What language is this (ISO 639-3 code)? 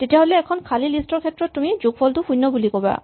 asm